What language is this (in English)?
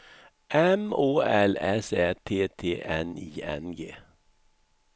Swedish